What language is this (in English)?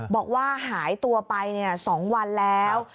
Thai